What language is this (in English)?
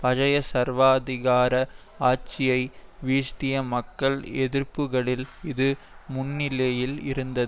Tamil